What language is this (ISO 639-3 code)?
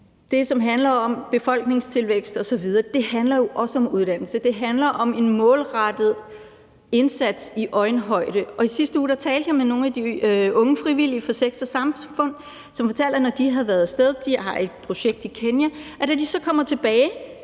dan